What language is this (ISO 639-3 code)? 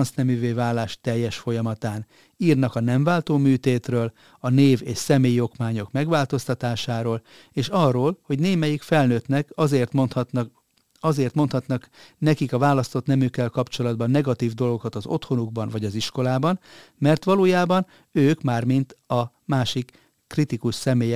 hun